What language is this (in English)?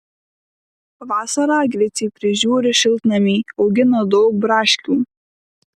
Lithuanian